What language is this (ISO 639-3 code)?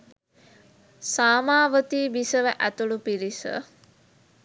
sin